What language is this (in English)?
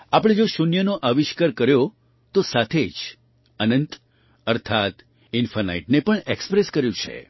Gujarati